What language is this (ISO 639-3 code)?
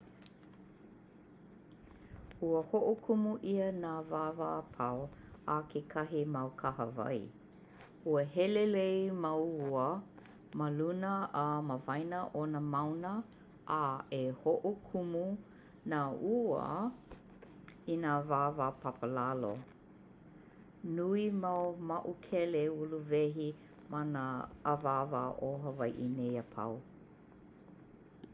haw